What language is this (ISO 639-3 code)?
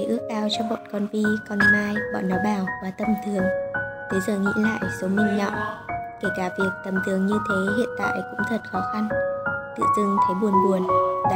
vie